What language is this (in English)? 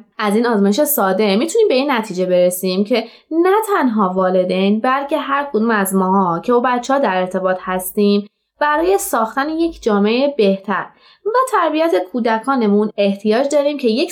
Persian